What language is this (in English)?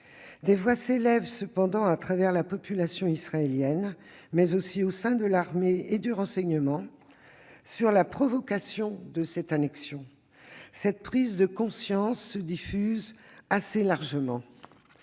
French